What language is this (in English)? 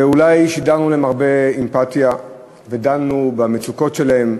Hebrew